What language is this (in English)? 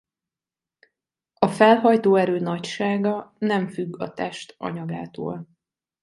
Hungarian